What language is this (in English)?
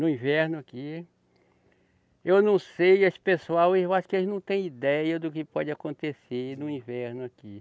Portuguese